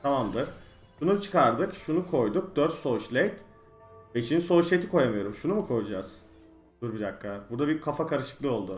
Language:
Turkish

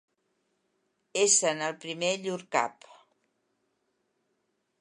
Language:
Catalan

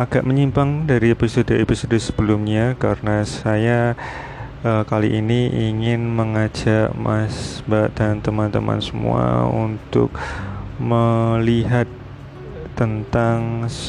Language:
Indonesian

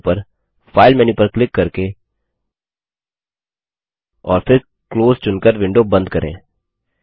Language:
Hindi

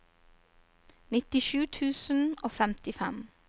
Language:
Norwegian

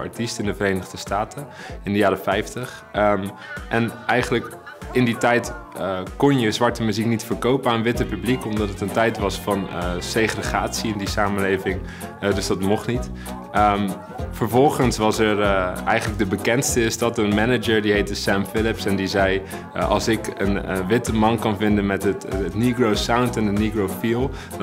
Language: Dutch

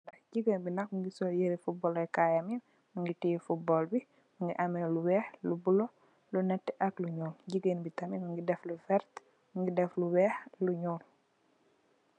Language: Wolof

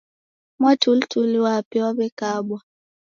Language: Taita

